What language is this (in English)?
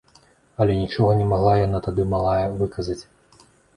Belarusian